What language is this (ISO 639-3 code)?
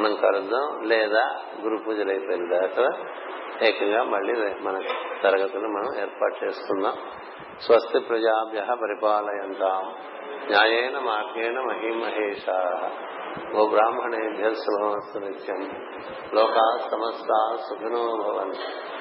tel